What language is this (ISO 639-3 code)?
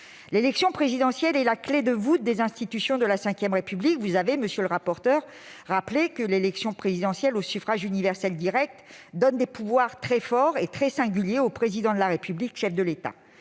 fra